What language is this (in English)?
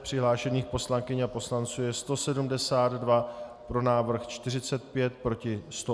Czech